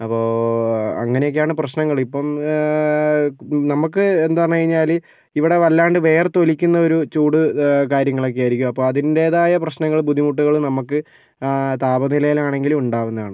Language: Malayalam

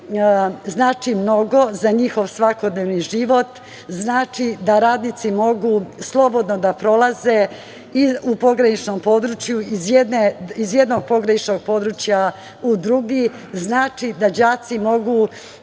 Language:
Serbian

